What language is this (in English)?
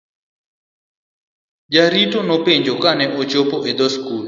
Luo (Kenya and Tanzania)